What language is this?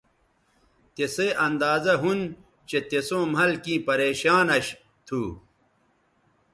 Bateri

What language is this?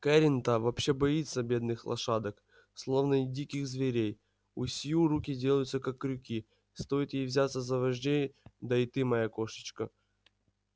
Russian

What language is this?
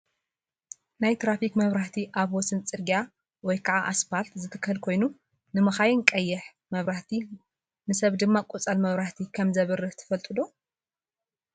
Tigrinya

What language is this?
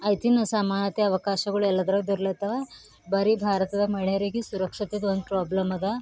Kannada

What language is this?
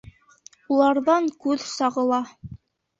Bashkir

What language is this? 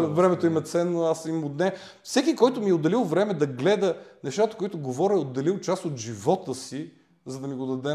Bulgarian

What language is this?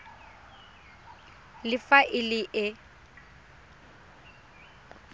Tswana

